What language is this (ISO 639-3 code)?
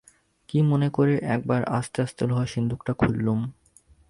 ben